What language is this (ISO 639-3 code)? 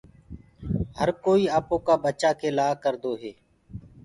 ggg